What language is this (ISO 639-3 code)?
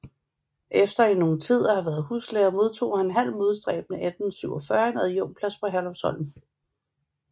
dan